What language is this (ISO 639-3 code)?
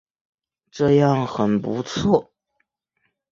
zho